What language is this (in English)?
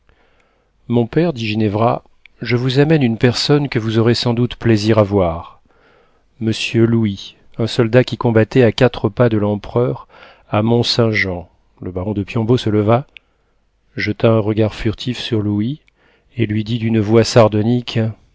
French